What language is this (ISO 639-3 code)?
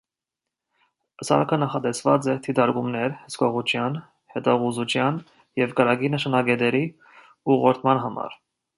hye